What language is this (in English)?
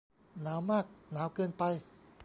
Thai